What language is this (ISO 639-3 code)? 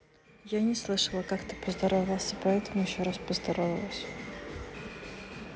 rus